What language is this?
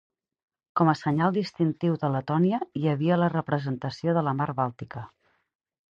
Catalan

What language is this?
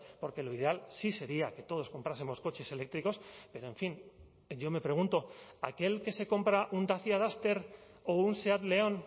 Spanish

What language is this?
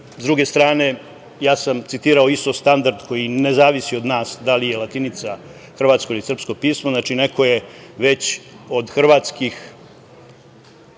Serbian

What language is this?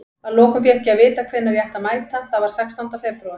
Icelandic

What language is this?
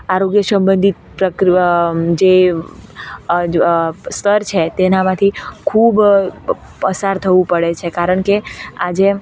Gujarati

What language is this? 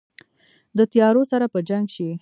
Pashto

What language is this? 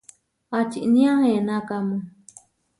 Huarijio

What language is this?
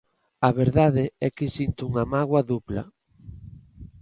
Galician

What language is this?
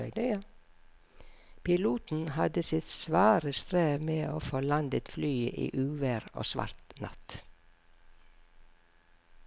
Norwegian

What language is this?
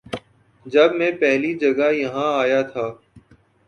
Urdu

